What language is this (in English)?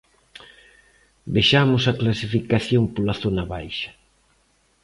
Galician